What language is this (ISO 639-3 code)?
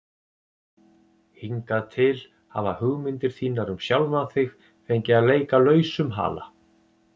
isl